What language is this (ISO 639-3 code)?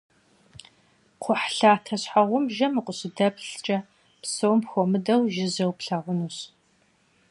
kbd